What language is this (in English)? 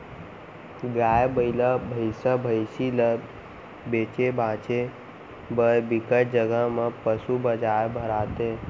Chhattisgarhi